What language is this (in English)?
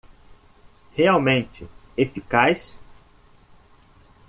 Portuguese